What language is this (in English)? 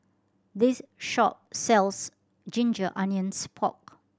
English